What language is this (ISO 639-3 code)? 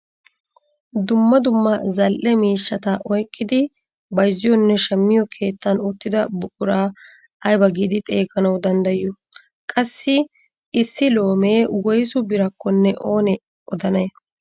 wal